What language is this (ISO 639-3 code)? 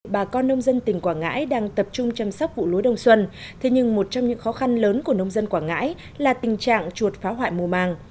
vie